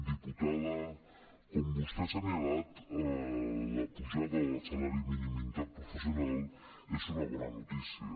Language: Catalan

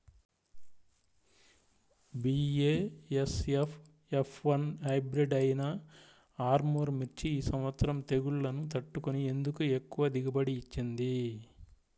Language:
Telugu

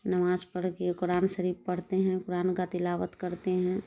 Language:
Urdu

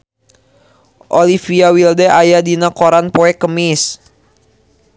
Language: Sundanese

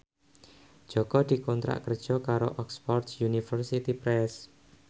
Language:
Javanese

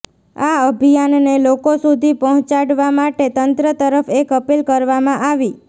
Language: Gujarati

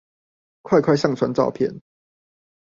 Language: Chinese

